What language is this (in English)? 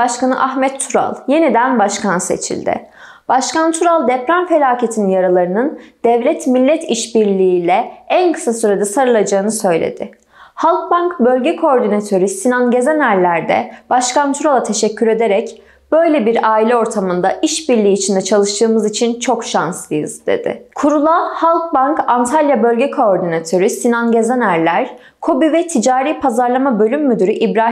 Turkish